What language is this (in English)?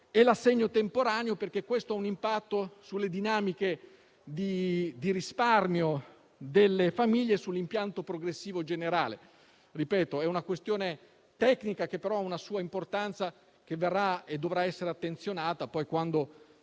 Italian